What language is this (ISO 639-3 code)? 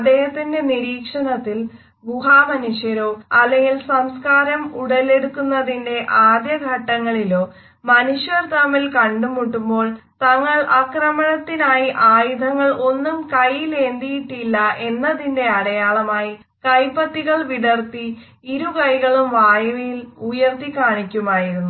mal